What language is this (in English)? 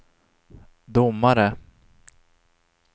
Swedish